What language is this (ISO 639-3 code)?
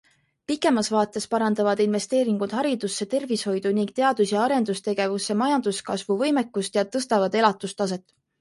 est